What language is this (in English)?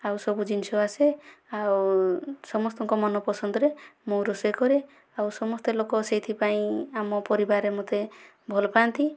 Odia